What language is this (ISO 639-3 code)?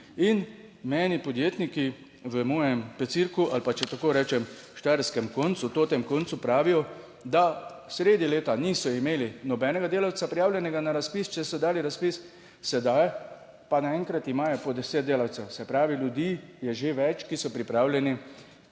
slv